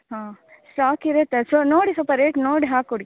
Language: Kannada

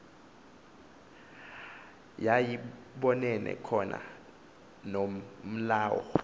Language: Xhosa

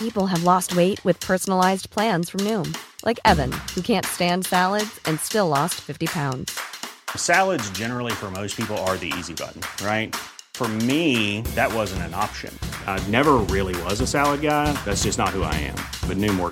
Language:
Persian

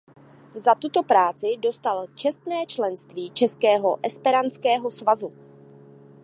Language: Czech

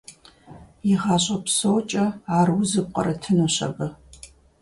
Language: Kabardian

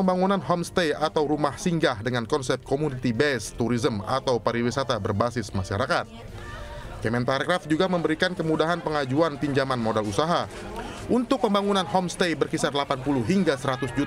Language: Indonesian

